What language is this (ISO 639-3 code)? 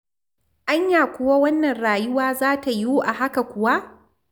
hau